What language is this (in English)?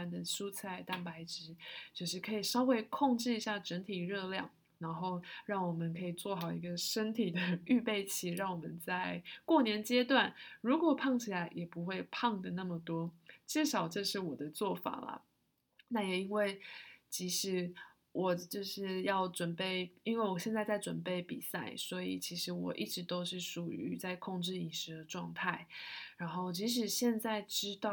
Chinese